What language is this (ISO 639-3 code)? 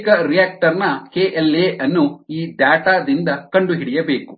kan